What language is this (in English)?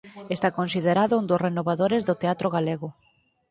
Galician